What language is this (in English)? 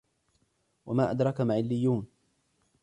Arabic